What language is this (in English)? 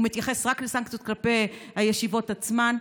Hebrew